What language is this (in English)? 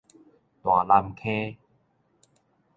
Min Nan Chinese